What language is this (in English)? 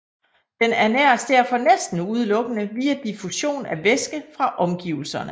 Danish